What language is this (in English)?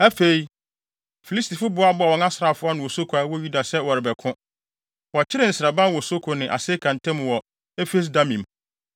Akan